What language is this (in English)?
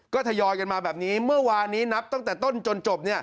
Thai